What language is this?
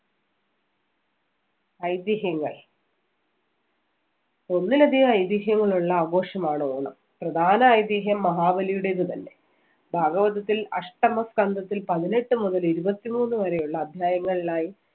Malayalam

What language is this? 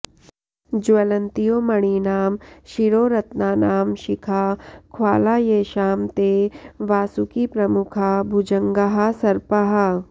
Sanskrit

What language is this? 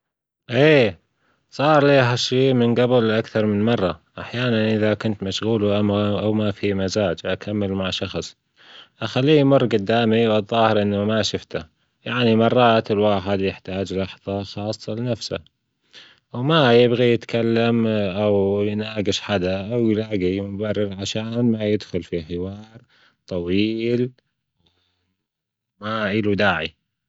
Gulf Arabic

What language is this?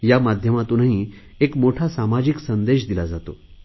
Marathi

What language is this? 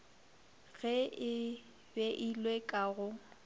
Northern Sotho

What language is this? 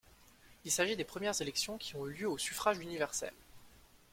French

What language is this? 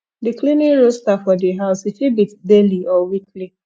Nigerian Pidgin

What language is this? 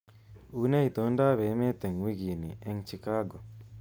Kalenjin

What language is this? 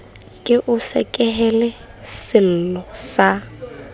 Southern Sotho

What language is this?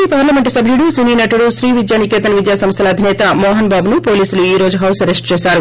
Telugu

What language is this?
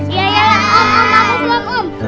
Indonesian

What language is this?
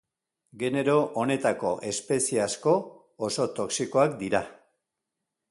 Basque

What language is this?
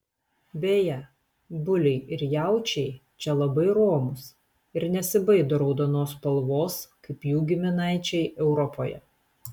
Lithuanian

